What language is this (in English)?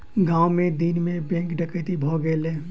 Maithili